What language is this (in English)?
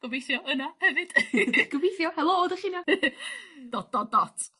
Welsh